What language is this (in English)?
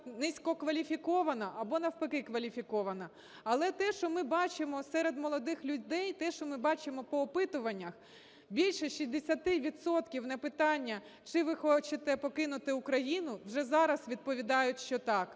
Ukrainian